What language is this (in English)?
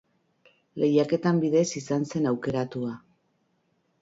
Basque